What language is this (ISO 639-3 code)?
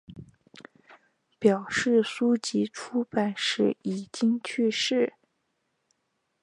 zho